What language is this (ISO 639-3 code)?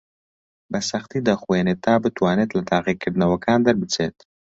ckb